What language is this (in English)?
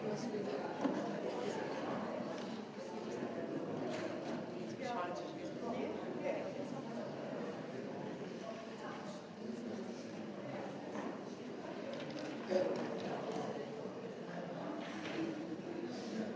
Slovenian